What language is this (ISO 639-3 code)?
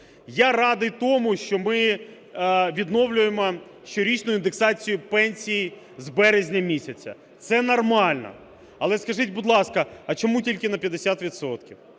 ukr